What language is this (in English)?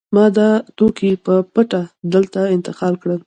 Pashto